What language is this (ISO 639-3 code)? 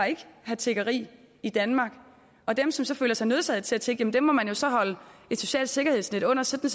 dan